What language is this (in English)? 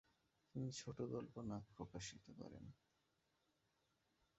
Bangla